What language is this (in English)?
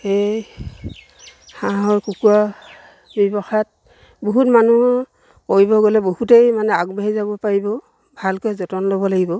Assamese